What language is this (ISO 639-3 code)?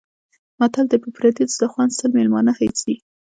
pus